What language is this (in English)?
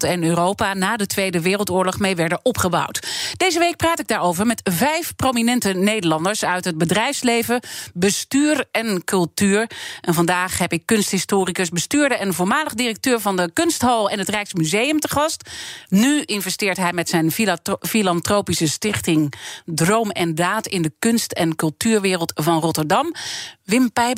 Dutch